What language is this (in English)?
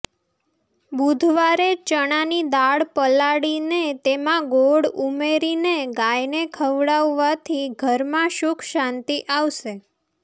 Gujarati